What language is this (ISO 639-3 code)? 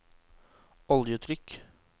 nor